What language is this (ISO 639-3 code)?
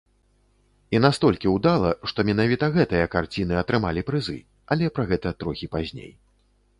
bel